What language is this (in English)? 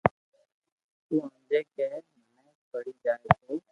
Loarki